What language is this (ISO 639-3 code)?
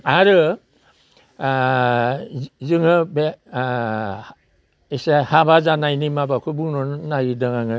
brx